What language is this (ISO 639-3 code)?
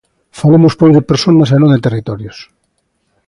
glg